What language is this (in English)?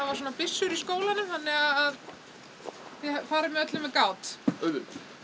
Icelandic